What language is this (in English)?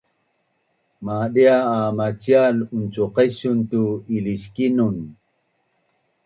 Bunun